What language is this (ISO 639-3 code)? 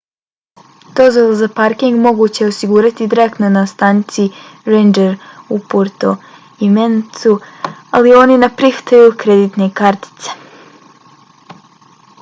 bos